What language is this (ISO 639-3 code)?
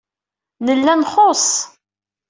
kab